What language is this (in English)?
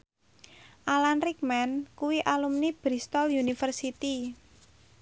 Javanese